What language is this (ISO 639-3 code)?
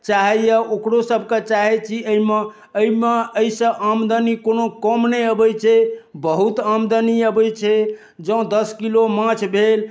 mai